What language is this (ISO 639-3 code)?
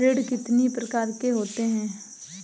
hin